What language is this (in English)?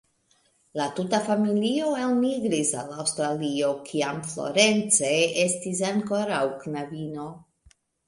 Esperanto